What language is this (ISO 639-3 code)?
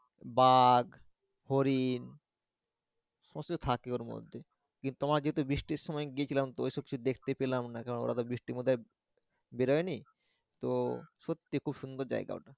ben